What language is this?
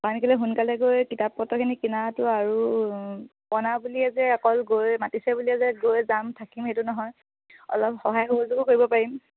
Assamese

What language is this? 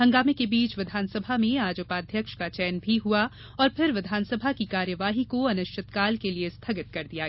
Hindi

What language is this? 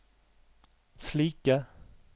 Norwegian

